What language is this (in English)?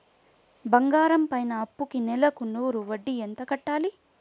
Telugu